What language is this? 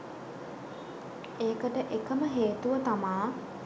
Sinhala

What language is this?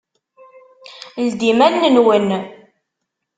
Kabyle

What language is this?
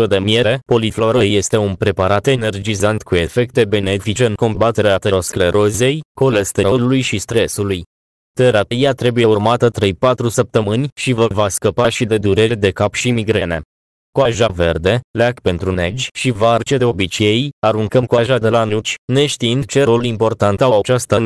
Romanian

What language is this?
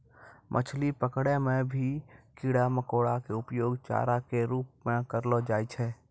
Maithili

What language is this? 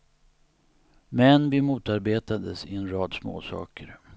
Swedish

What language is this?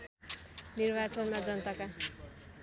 Nepali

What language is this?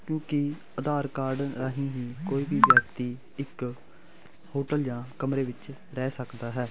Punjabi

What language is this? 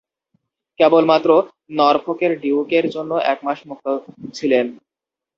Bangla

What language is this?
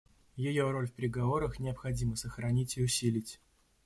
Russian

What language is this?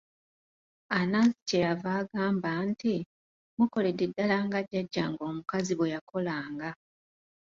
Ganda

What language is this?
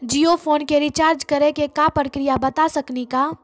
Maithili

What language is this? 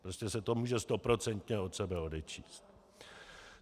Czech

